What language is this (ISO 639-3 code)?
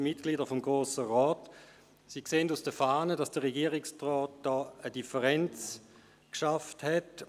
gsw